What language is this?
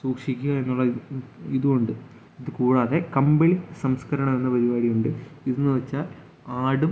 Malayalam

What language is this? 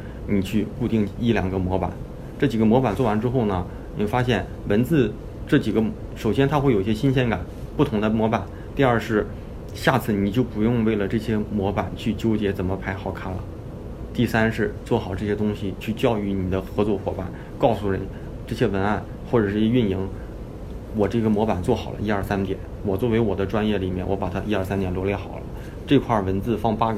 Chinese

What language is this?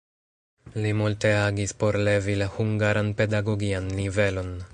Esperanto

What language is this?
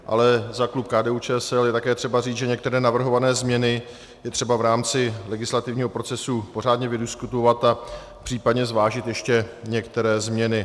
Czech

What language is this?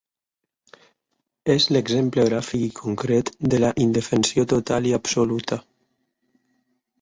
Catalan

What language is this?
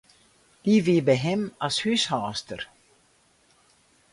Western Frisian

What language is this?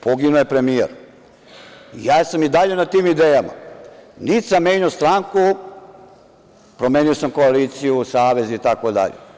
Serbian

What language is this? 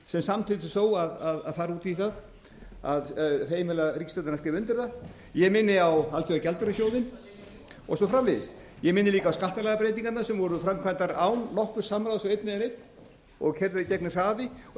Icelandic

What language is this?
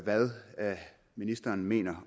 Danish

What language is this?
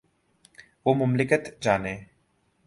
Urdu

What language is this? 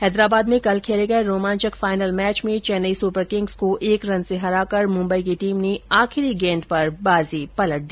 Hindi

